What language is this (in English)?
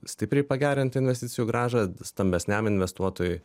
Lithuanian